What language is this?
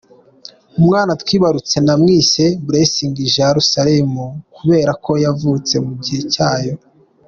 Kinyarwanda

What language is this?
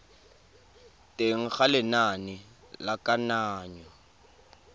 Tswana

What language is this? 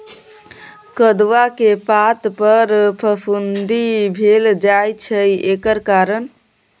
Maithili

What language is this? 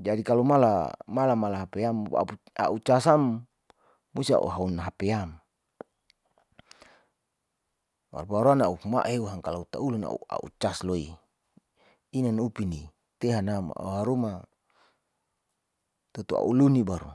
Saleman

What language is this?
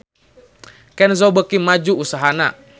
Sundanese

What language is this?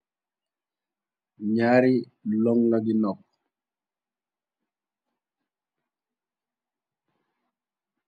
Wolof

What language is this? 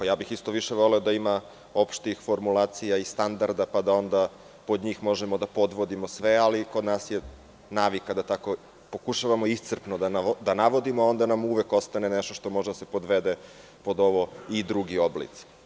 Serbian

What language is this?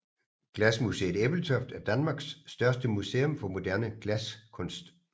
Danish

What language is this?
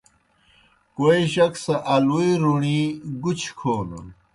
Kohistani Shina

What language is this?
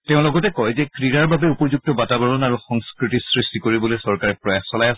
Assamese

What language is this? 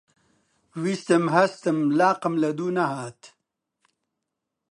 Central Kurdish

